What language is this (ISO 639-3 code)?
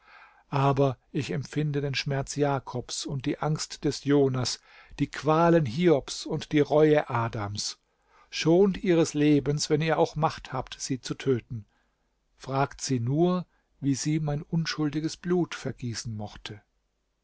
deu